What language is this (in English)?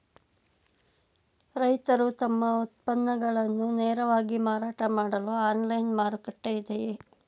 Kannada